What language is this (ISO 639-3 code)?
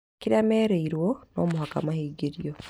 kik